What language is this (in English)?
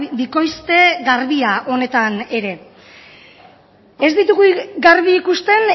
Basque